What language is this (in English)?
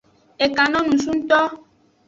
Aja (Benin)